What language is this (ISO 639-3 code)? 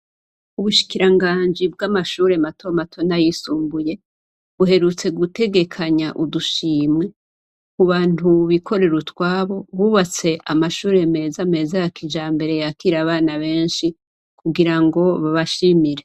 run